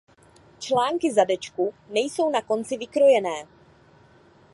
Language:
Czech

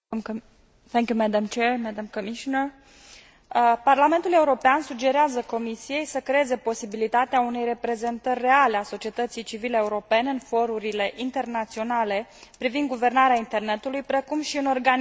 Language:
Romanian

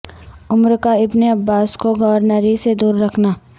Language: Urdu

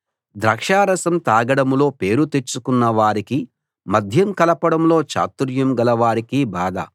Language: Telugu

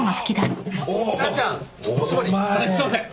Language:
Japanese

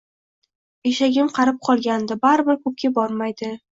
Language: Uzbek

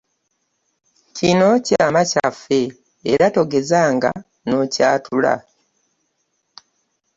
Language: Ganda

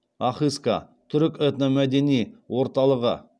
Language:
Kazakh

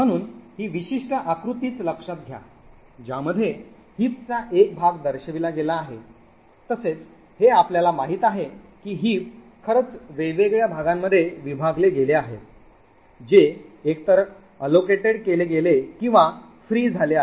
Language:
Marathi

